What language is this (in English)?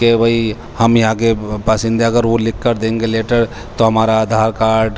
Urdu